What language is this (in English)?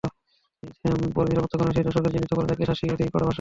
Bangla